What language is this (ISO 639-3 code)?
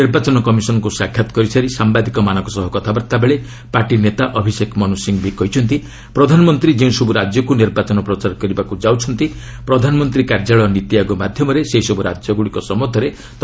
ori